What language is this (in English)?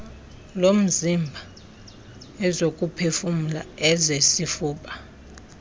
Xhosa